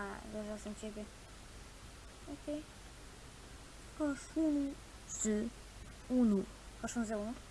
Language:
Romanian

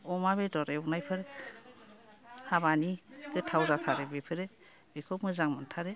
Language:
Bodo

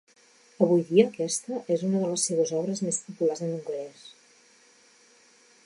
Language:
Catalan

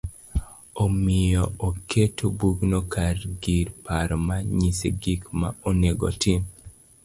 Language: Luo (Kenya and Tanzania)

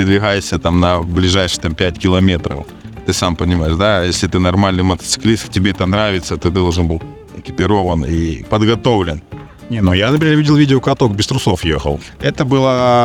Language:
Russian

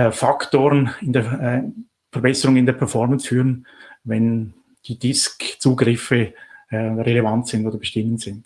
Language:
German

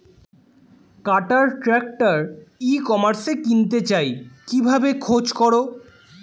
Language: Bangla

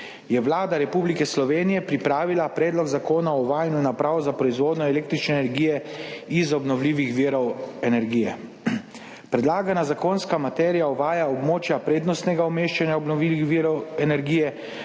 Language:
Slovenian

